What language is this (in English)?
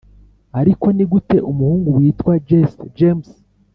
Kinyarwanda